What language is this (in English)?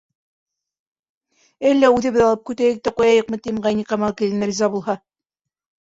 Bashkir